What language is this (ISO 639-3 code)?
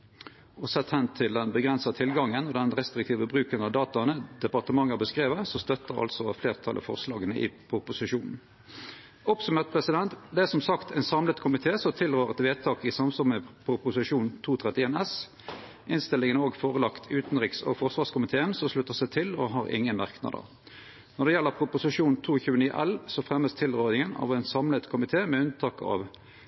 nno